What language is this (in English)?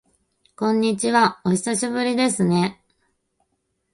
Japanese